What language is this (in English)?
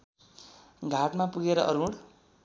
Nepali